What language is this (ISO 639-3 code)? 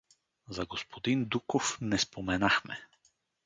bul